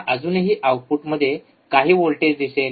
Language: Marathi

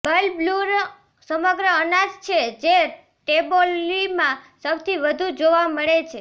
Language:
Gujarati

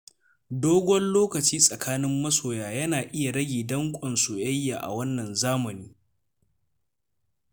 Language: Hausa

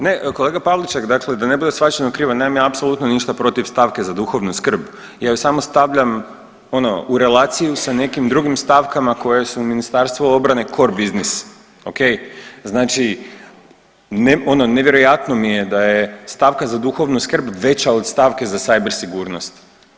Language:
Croatian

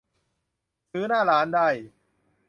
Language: Thai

